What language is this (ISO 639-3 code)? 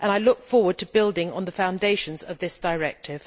eng